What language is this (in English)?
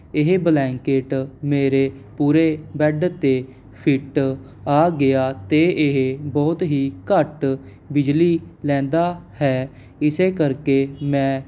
Punjabi